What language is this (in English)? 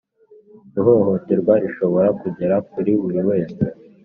Kinyarwanda